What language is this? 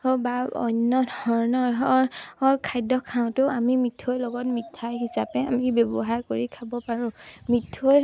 Assamese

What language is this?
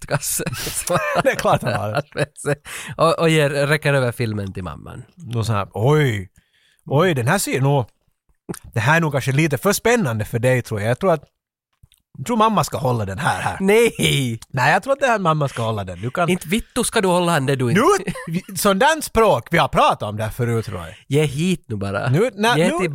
Swedish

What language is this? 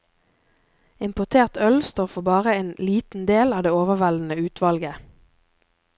Norwegian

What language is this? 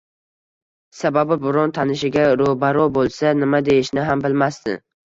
Uzbek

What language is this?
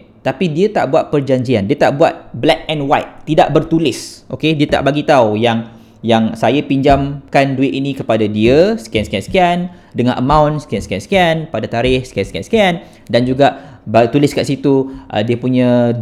Malay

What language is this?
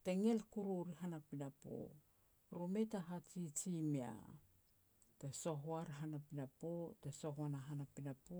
Petats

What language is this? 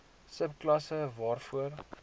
Afrikaans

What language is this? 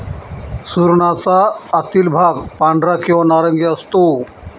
Marathi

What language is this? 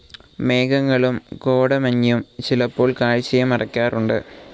Malayalam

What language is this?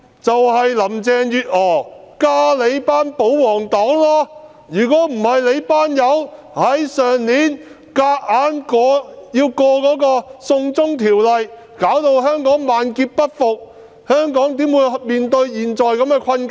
Cantonese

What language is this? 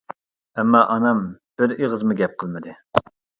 Uyghur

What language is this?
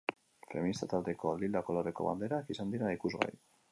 Basque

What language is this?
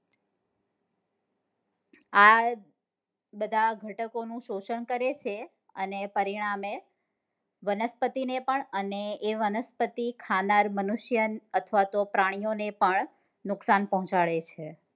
Gujarati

